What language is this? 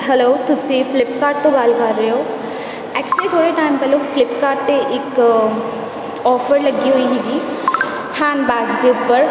Punjabi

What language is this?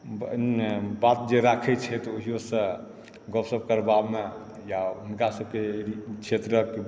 Maithili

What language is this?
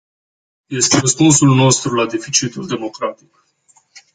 Romanian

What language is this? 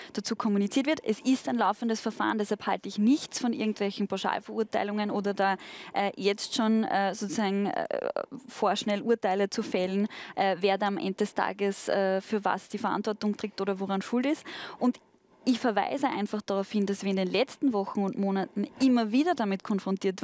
German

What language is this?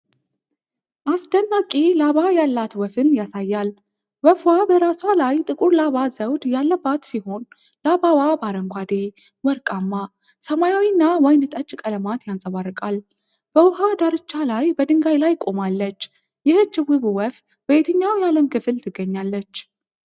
Amharic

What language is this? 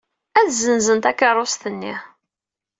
Kabyle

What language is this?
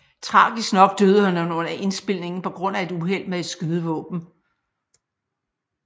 Danish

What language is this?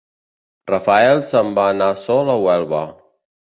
Catalan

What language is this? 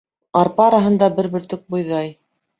Bashkir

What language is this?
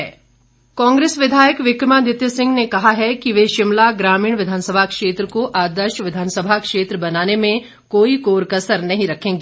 Hindi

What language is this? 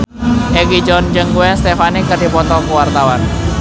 Sundanese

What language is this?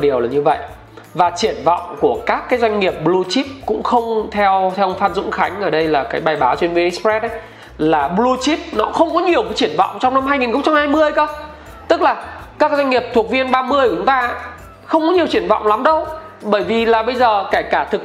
Vietnamese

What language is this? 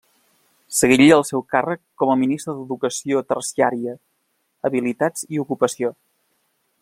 Catalan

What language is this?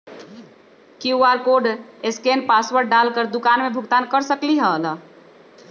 Magahi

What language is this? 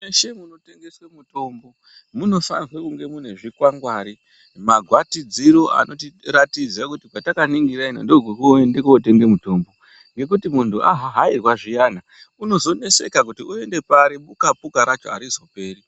Ndau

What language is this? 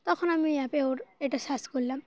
Bangla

